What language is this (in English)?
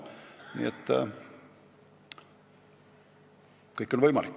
Estonian